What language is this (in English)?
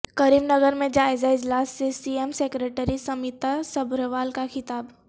Urdu